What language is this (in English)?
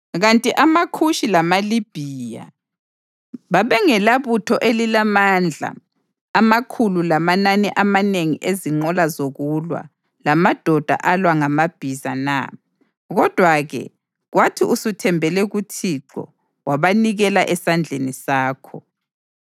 North Ndebele